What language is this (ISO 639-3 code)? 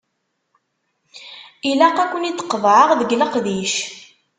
kab